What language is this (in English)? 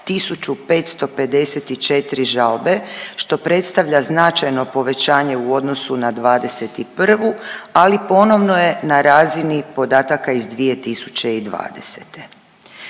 Croatian